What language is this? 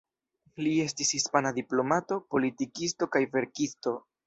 Esperanto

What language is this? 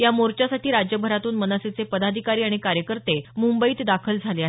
Marathi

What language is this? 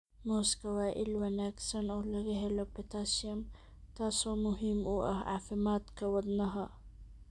Somali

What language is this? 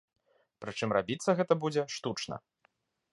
Belarusian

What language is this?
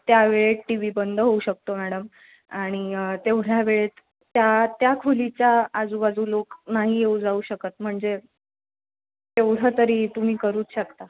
Marathi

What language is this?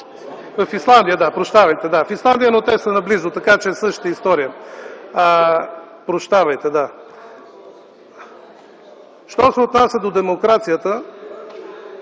Bulgarian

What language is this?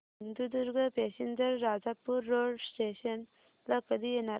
Marathi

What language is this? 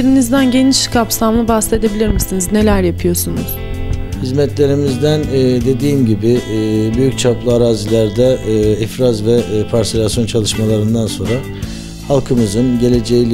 Turkish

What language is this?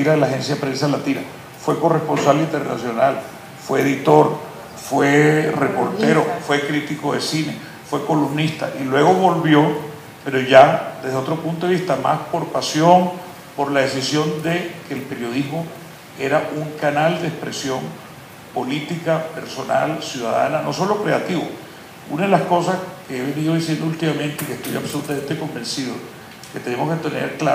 Spanish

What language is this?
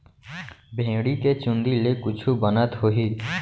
Chhattisgarhi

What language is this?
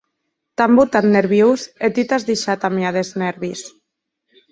Occitan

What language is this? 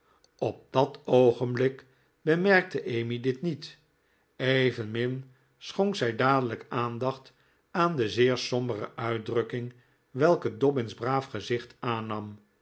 Dutch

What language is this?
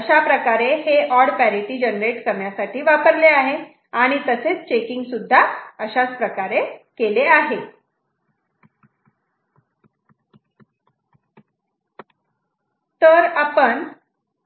Marathi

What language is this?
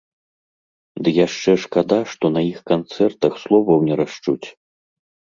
Belarusian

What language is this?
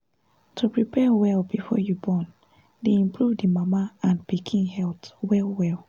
Nigerian Pidgin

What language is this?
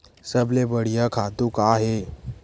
Chhattisgarhi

